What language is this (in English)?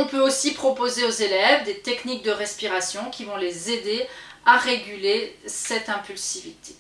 French